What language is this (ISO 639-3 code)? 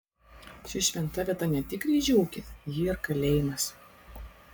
lit